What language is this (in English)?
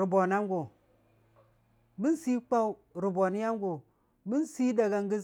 Dijim-Bwilim